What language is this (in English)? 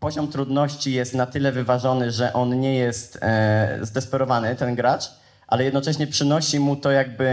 Polish